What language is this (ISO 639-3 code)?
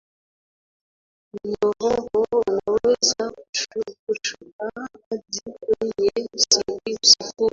swa